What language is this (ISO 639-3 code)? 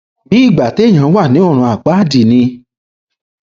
yor